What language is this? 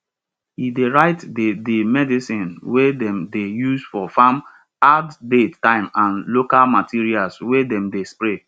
Nigerian Pidgin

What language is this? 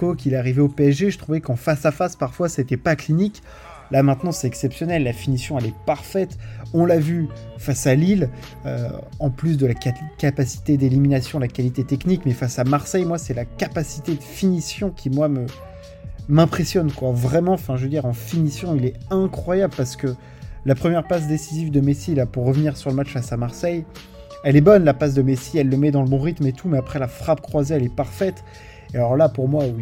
French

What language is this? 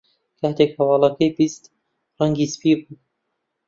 Central Kurdish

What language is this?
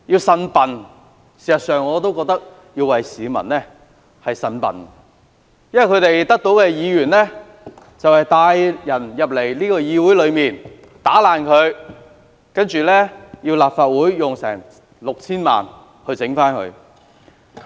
Cantonese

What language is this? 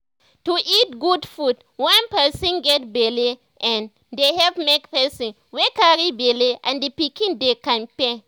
Nigerian Pidgin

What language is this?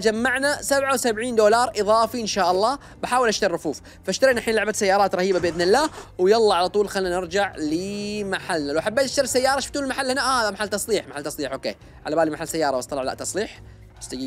Arabic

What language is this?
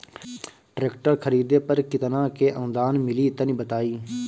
Bhojpuri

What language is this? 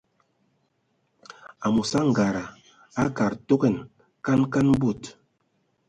Ewondo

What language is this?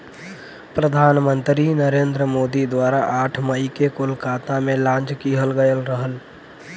Bhojpuri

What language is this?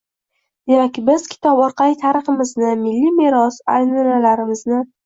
Uzbek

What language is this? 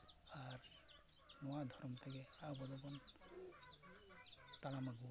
Santali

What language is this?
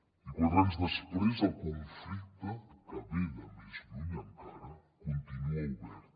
Catalan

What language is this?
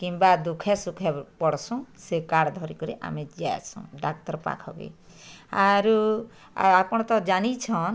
Odia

